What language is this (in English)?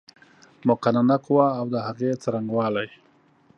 Pashto